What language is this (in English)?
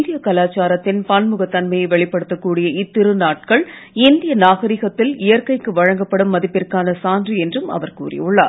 Tamil